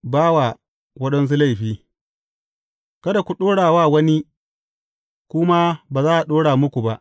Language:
Hausa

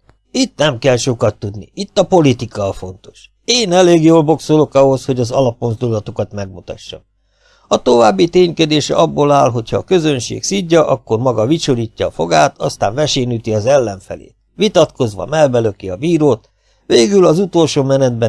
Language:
Hungarian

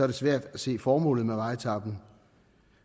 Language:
Danish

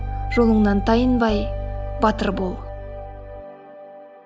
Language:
Kazakh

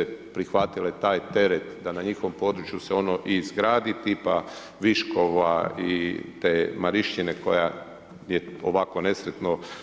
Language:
Croatian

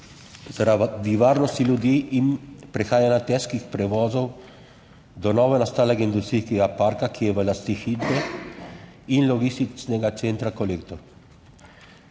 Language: Slovenian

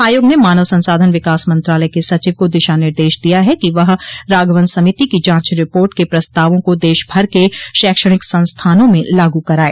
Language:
Hindi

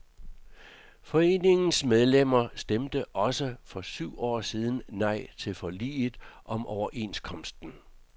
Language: Danish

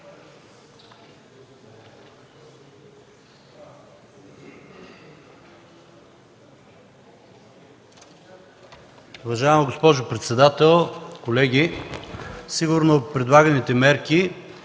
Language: Bulgarian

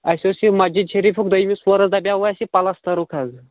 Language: Kashmiri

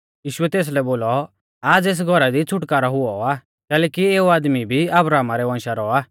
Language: Mahasu Pahari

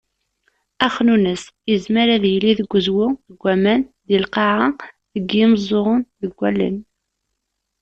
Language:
Kabyle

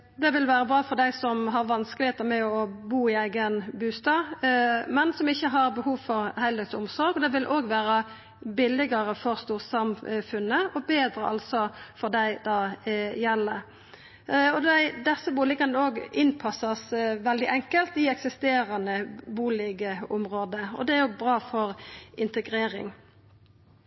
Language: Norwegian Nynorsk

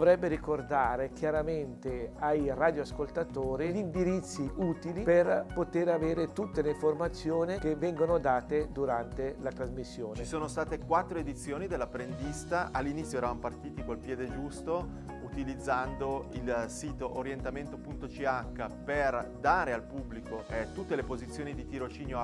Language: Italian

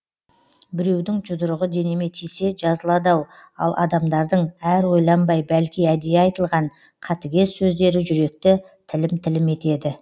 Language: Kazakh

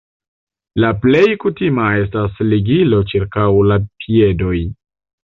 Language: Esperanto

